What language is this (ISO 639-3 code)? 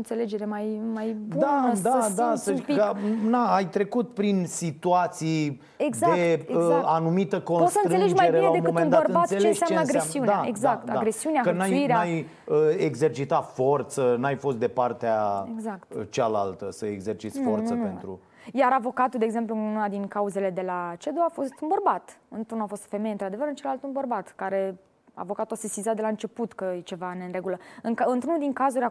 ron